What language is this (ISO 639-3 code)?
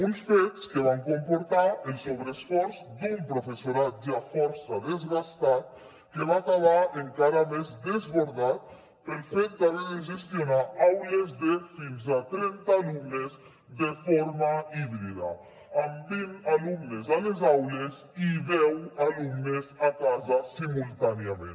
cat